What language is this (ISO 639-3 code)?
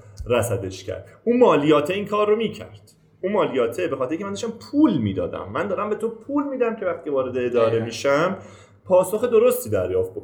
fas